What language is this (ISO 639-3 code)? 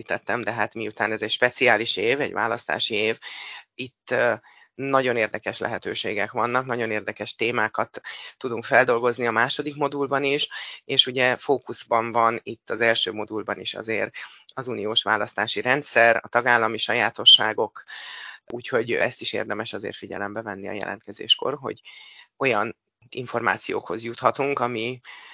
hun